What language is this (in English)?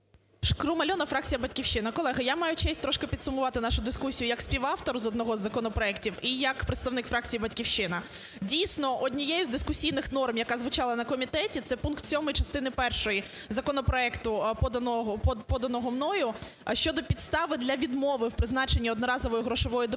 Ukrainian